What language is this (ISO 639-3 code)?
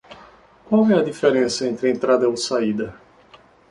por